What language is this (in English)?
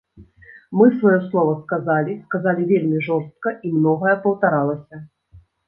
Belarusian